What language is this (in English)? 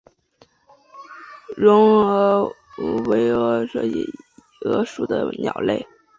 Chinese